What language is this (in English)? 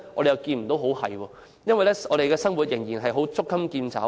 Cantonese